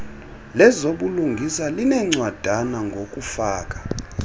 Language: Xhosa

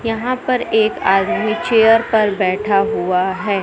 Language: Hindi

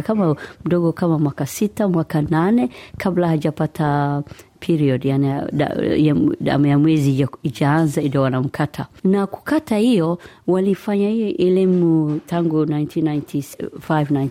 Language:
Swahili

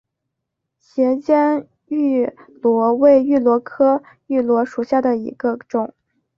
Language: Chinese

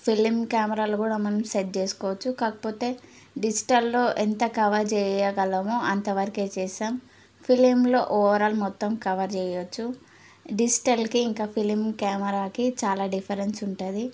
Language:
Telugu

